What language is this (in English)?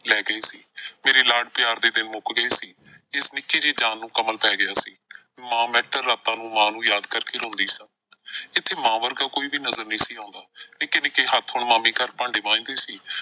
Punjabi